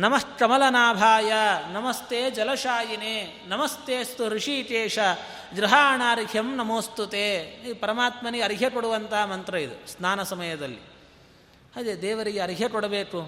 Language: Kannada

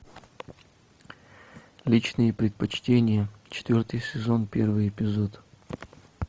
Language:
Russian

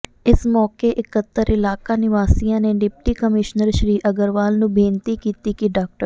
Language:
Punjabi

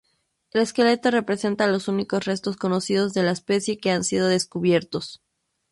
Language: Spanish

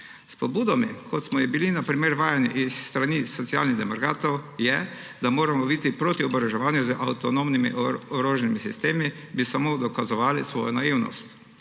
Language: Slovenian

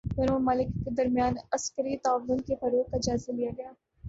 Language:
Urdu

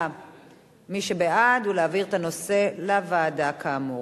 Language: Hebrew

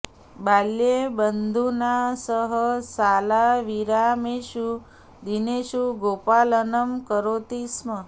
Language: Sanskrit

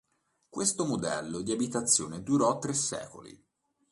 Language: Italian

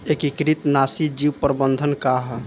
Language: Bhojpuri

